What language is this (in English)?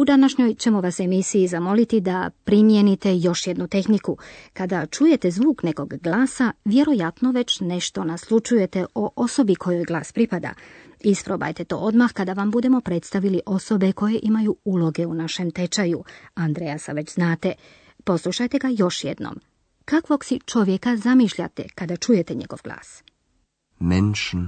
Croatian